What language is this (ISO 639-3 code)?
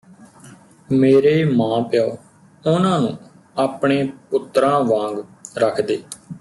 pan